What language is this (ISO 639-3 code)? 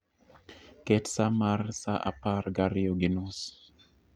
luo